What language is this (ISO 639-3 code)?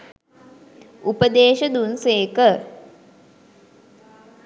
sin